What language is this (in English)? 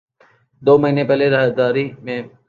Urdu